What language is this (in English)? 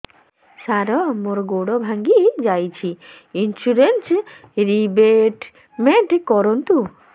Odia